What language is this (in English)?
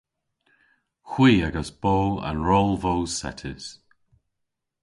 Cornish